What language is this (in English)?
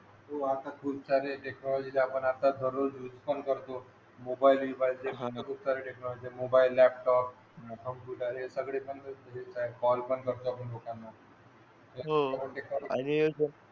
Marathi